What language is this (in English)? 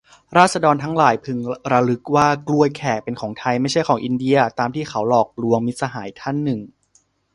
Thai